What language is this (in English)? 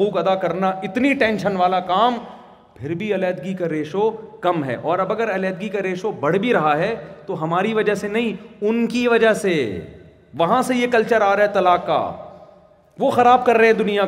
Urdu